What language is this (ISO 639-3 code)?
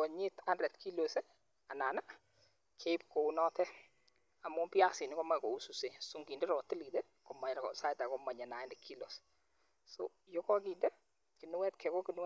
kln